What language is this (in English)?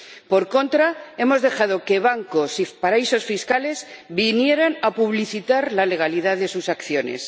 Spanish